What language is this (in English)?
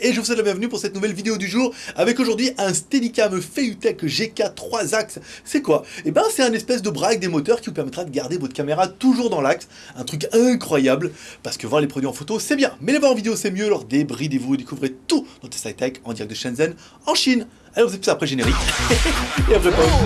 French